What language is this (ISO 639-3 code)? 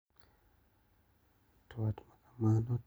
luo